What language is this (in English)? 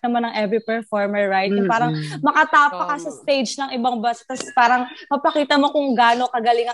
Filipino